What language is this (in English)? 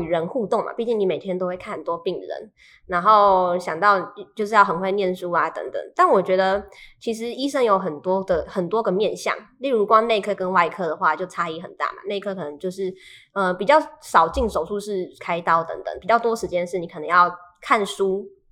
Chinese